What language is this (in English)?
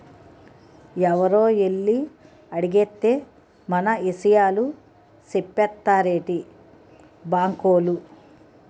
Telugu